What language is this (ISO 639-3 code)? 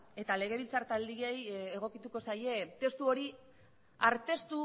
eus